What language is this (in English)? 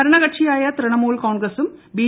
Malayalam